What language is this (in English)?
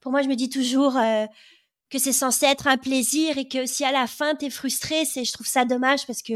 French